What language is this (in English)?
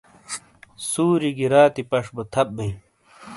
Shina